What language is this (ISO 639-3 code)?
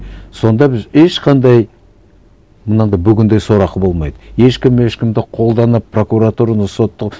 kaz